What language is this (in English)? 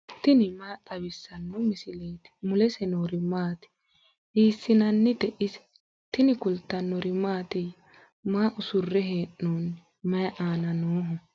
Sidamo